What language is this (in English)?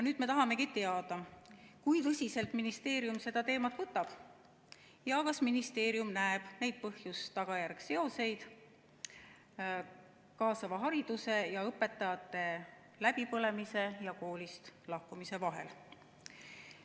Estonian